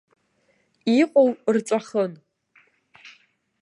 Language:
Abkhazian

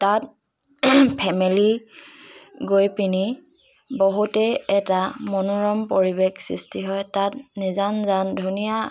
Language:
Assamese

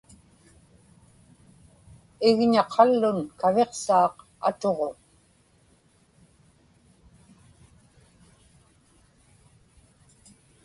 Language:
Inupiaq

